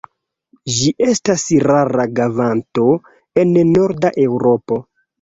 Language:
Esperanto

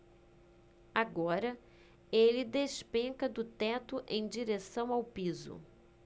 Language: Portuguese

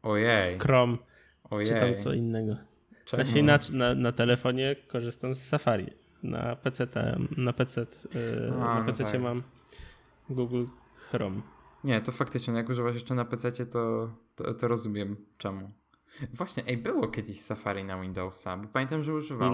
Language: Polish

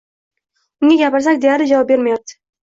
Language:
Uzbek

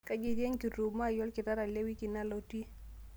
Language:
Masai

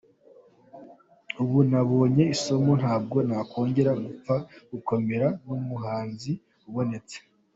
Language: Kinyarwanda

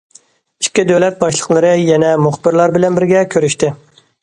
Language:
Uyghur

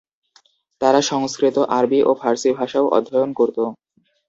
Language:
Bangla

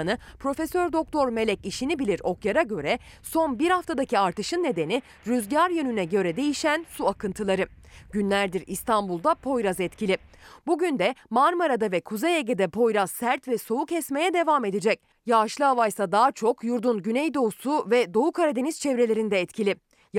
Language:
Turkish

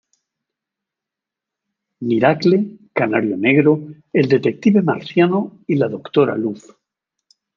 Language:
Spanish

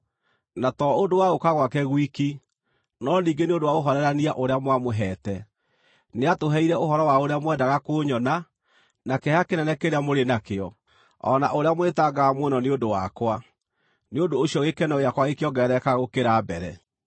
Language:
Kikuyu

